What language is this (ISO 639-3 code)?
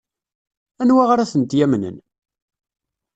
kab